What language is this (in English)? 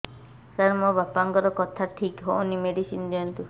Odia